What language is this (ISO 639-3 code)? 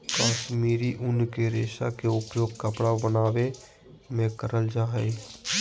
mag